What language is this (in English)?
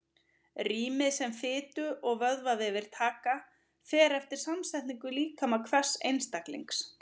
Icelandic